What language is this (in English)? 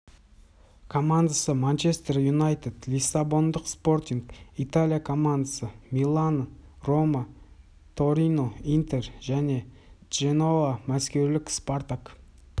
Kazakh